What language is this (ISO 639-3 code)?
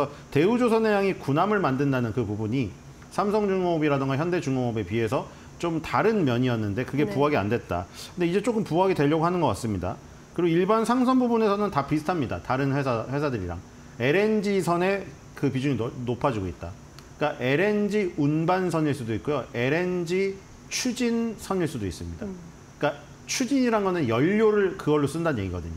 kor